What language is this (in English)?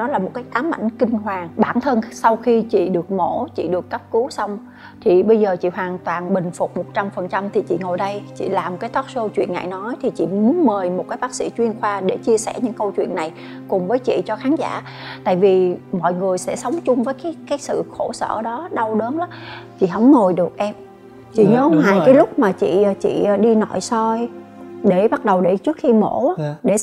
Vietnamese